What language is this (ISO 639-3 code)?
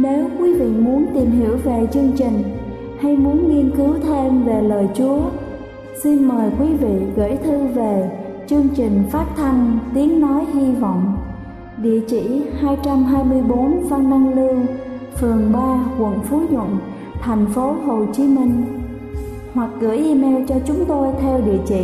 vie